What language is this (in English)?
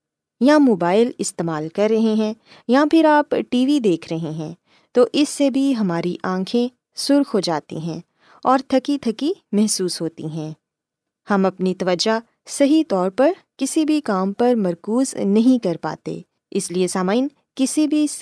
Urdu